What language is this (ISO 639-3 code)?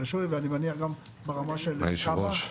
heb